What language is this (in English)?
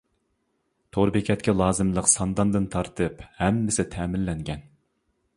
Uyghur